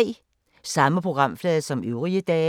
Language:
Danish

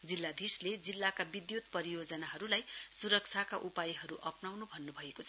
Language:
Nepali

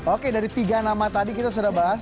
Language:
Indonesian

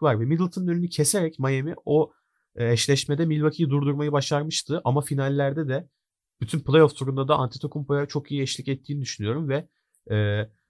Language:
Turkish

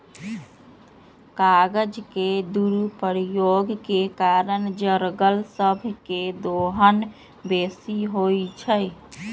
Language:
Magahi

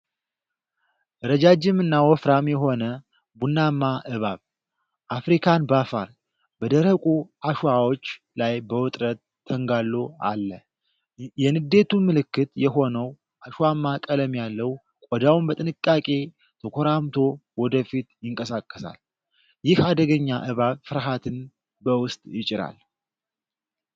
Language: Amharic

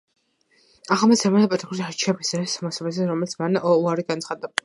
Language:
Georgian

